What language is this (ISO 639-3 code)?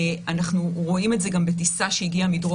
heb